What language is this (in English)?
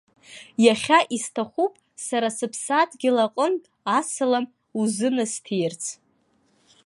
Abkhazian